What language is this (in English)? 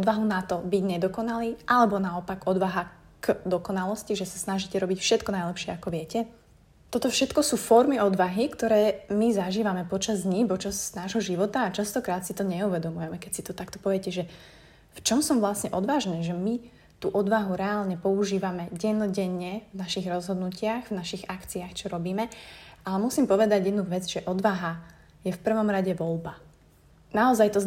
Slovak